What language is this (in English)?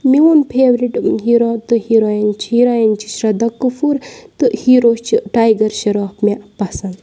Kashmiri